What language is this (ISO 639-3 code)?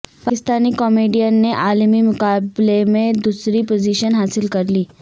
urd